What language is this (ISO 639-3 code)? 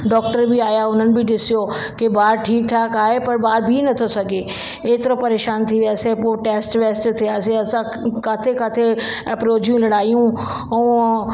snd